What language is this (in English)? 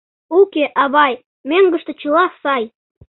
Mari